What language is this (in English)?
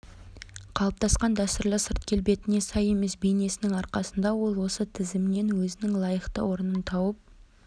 Kazakh